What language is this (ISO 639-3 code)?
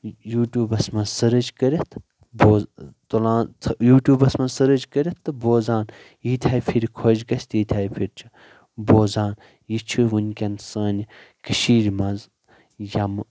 kas